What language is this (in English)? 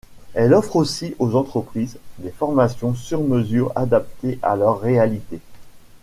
French